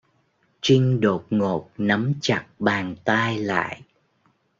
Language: Vietnamese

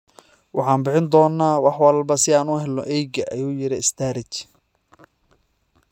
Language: Somali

